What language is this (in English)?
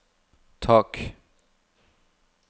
Norwegian